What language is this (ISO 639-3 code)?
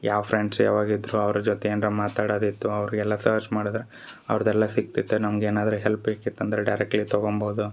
kan